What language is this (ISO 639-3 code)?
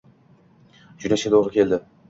uzb